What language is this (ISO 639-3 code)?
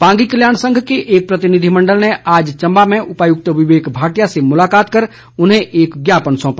hin